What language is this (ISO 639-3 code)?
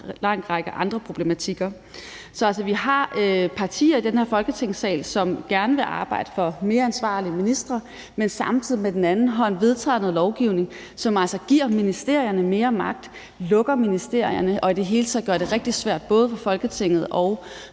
dan